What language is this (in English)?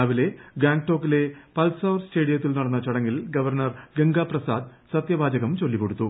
Malayalam